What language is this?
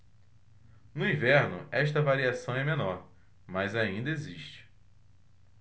Portuguese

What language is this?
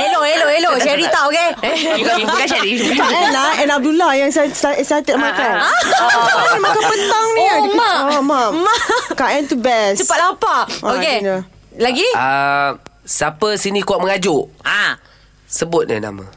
Malay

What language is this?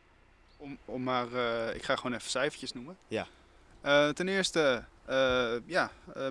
Dutch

